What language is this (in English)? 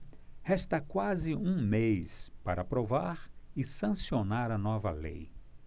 Portuguese